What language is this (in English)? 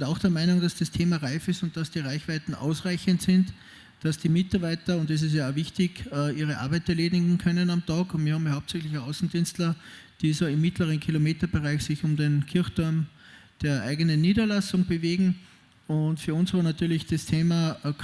German